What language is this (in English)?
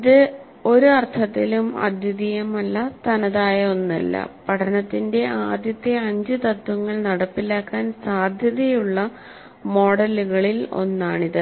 Malayalam